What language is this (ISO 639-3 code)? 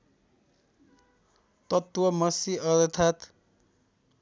nep